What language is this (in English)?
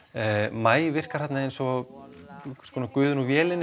Icelandic